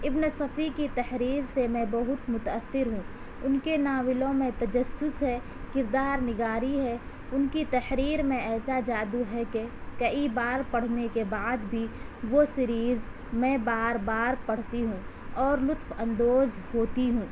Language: Urdu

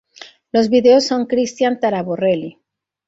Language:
Spanish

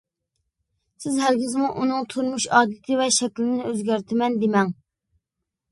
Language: Uyghur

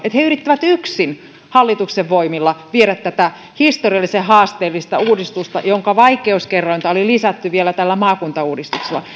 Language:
Finnish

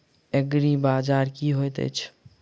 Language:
Maithili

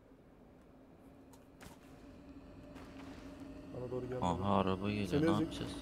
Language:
Turkish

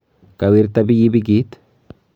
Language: Kalenjin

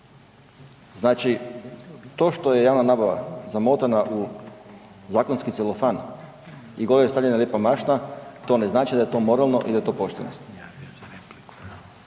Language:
Croatian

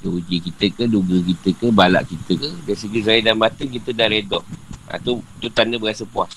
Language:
Malay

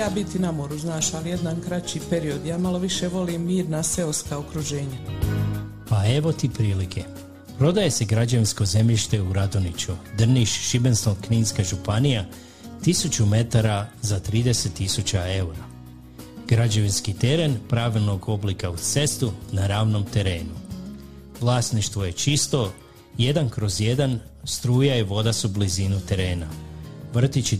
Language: Croatian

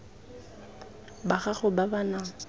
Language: Tswana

